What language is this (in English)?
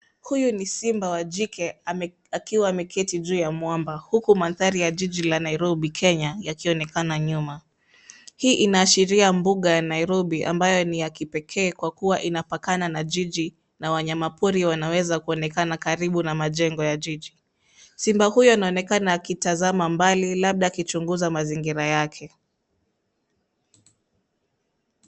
Swahili